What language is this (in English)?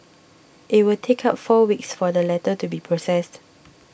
English